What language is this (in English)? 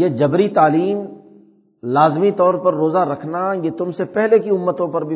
Urdu